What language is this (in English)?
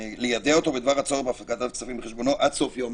Hebrew